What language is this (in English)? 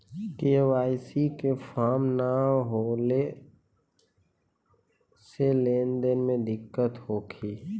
Bhojpuri